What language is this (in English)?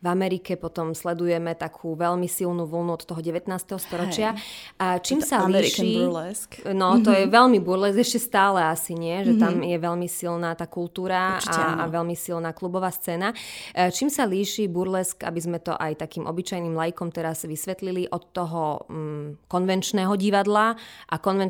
Slovak